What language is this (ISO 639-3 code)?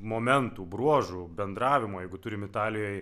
lit